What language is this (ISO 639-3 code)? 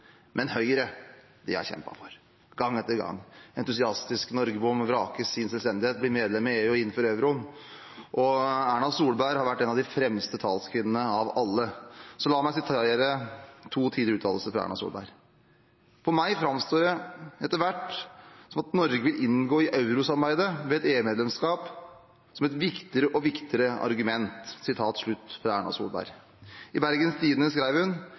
nob